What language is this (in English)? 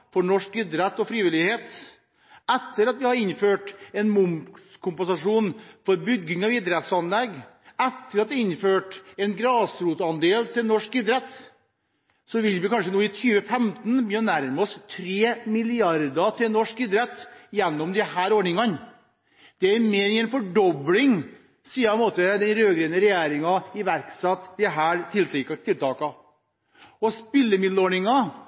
Norwegian Bokmål